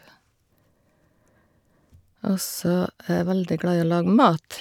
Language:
Norwegian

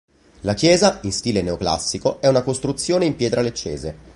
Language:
Italian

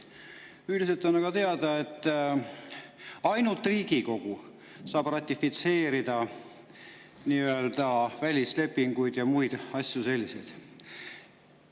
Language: Estonian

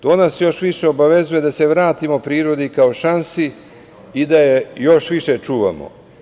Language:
Serbian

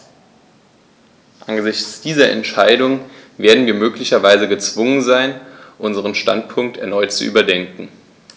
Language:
German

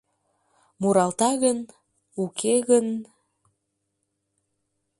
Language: Mari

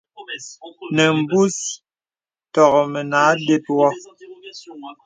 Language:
Bebele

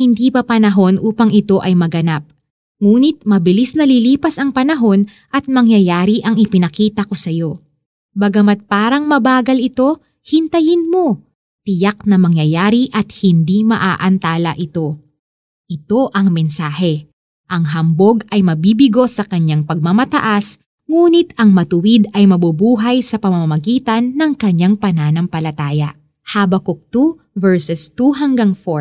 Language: Filipino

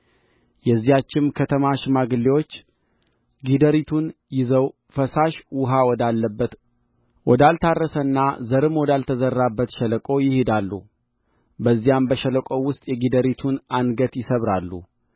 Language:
Amharic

